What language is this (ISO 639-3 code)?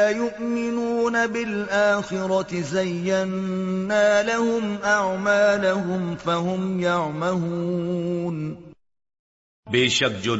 urd